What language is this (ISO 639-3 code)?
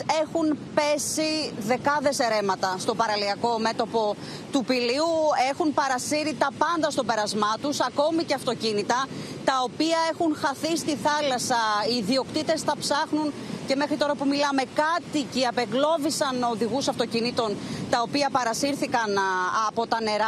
ell